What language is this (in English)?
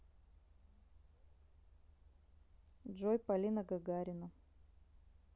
Russian